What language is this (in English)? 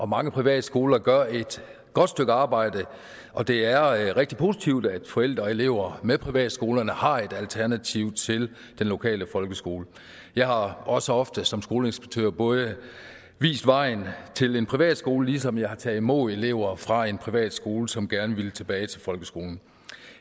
Danish